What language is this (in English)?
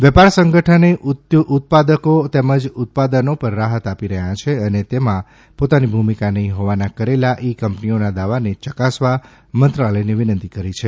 Gujarati